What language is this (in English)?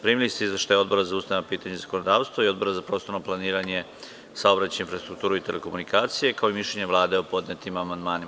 Serbian